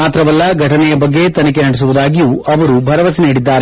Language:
Kannada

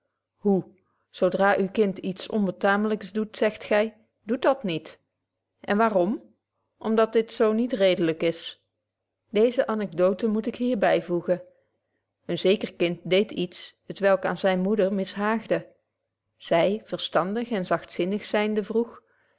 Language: Dutch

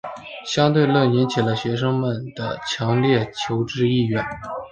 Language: Chinese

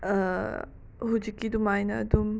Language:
Manipuri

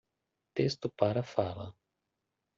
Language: Portuguese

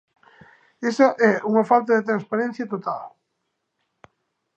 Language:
Galician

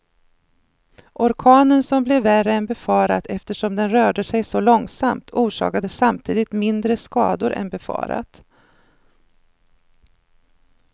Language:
Swedish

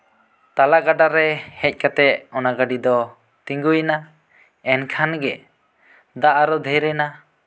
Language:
Santali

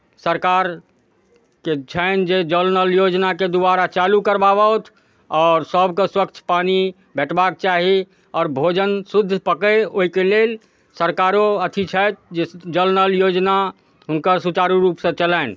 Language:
Maithili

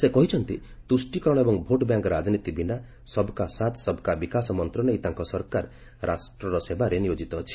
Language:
Odia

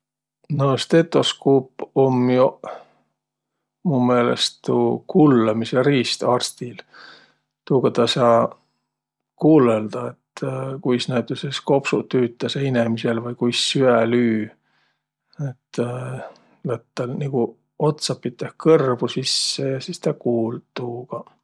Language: Võro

